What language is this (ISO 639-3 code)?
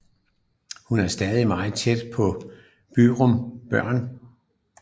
dan